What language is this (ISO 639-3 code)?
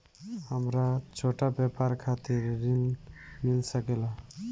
bho